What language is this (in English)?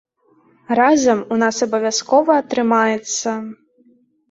Belarusian